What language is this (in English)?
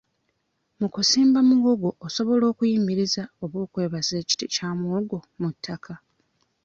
Ganda